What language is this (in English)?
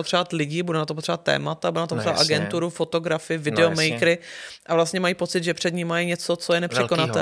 Czech